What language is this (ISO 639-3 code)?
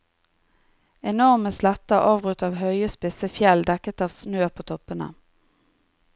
nor